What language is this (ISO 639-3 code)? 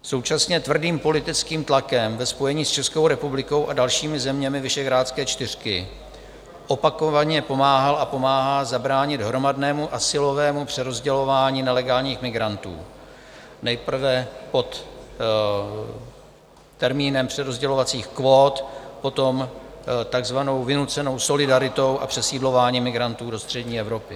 ces